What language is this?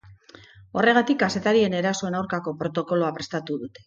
Basque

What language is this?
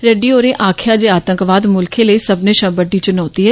Dogri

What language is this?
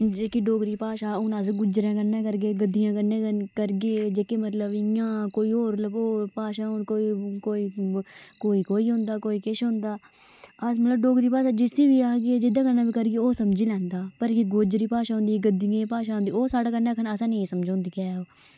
Dogri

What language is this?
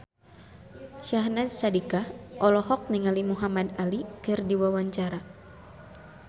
Sundanese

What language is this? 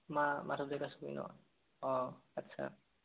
Assamese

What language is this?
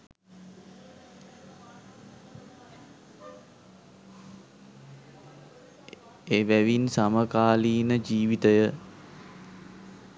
Sinhala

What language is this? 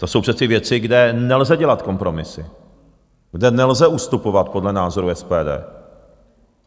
Czech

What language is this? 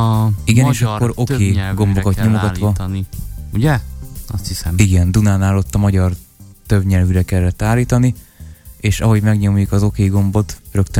Hungarian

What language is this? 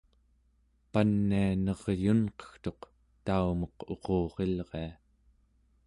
Central Yupik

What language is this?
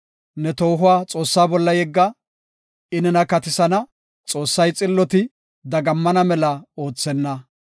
Gofa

